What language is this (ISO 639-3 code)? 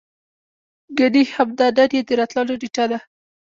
pus